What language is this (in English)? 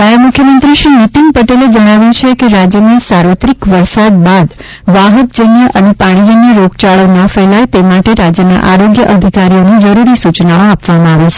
Gujarati